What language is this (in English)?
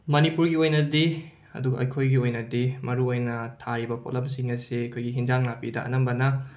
Manipuri